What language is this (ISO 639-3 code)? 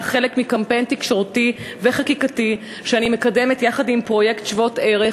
heb